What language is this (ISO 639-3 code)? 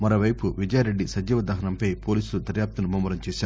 tel